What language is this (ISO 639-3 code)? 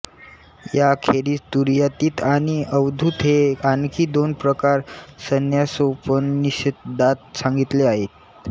mar